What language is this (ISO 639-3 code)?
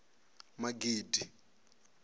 ven